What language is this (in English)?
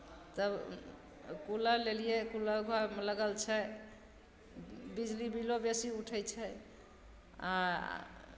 Maithili